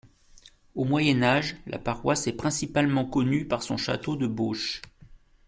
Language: French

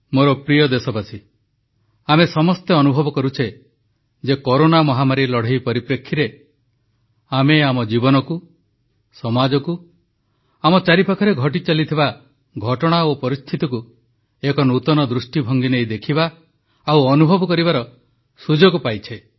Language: Odia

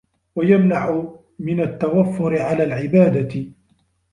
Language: Arabic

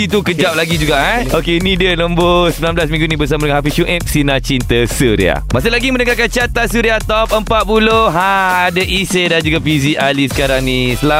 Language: Malay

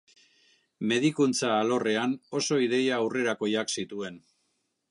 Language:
Basque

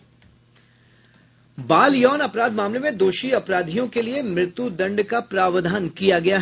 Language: Hindi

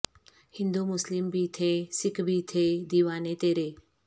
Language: Urdu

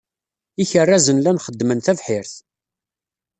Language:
Kabyle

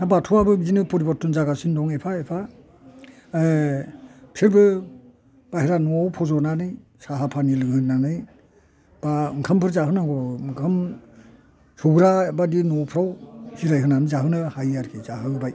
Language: Bodo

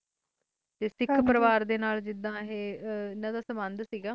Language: Punjabi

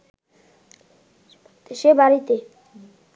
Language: Bangla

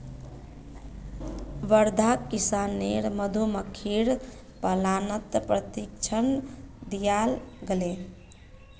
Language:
Magahi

